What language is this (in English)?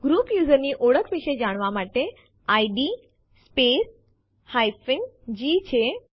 Gujarati